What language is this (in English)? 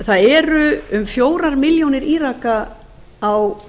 Icelandic